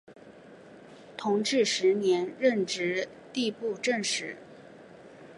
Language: Chinese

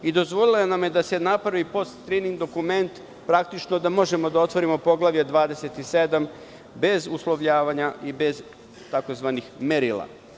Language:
Serbian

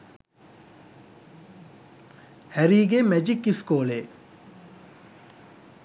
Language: Sinhala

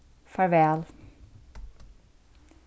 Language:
Faroese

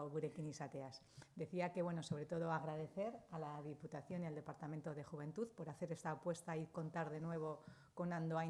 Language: Spanish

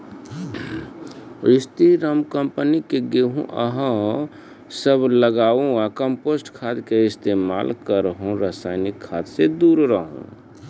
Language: Maithili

